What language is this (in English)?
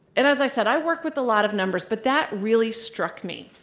English